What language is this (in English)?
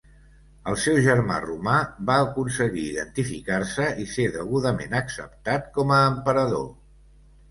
Catalan